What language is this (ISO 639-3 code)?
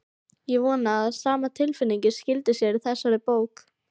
isl